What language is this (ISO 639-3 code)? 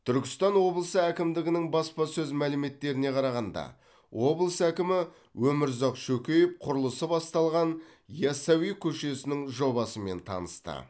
kaz